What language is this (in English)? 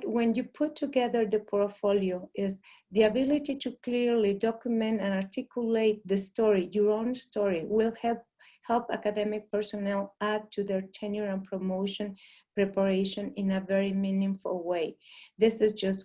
English